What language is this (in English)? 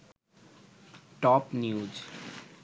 Bangla